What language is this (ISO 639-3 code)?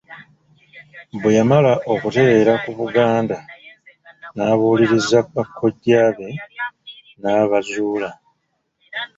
lug